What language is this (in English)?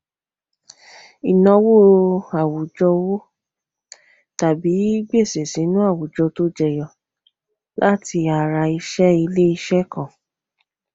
Yoruba